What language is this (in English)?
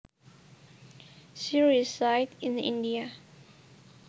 Javanese